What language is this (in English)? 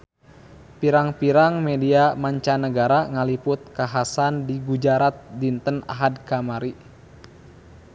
Sundanese